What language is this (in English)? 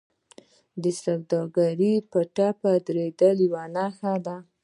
Pashto